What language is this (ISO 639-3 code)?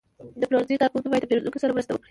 pus